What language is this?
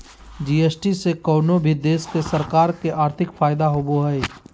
Magahi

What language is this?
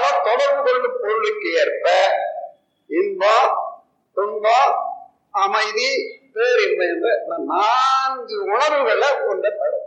Tamil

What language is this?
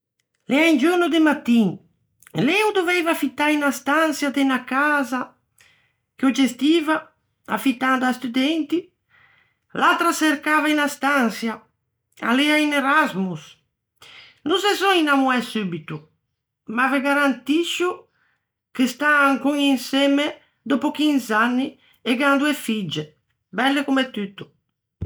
Ligurian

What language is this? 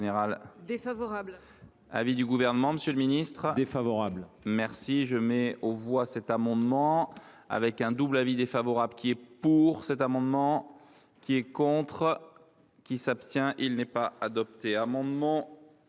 French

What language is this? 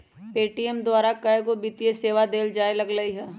Magahi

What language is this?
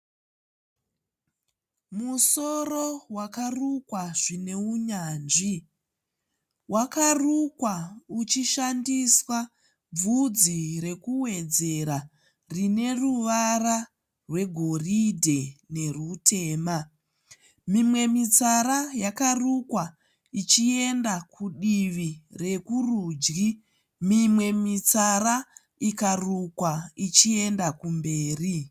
Shona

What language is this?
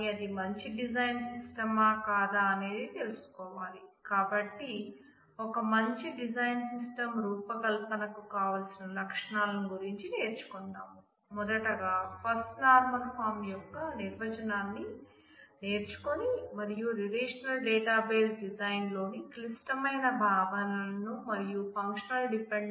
Telugu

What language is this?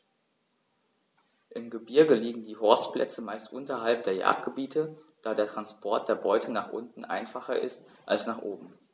German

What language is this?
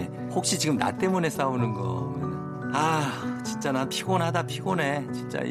Korean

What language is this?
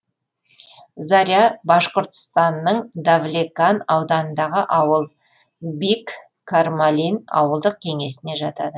Kazakh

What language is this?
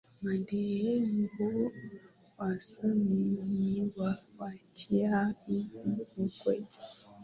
Swahili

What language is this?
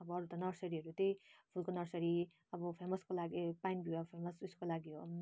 Nepali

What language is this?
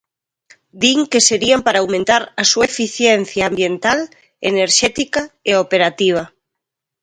Galician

